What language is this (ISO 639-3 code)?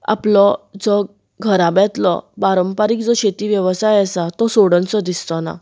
kok